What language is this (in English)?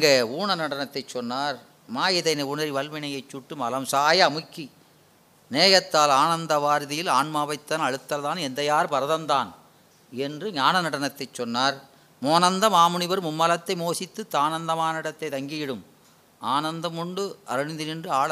Tamil